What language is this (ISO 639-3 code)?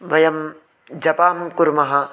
san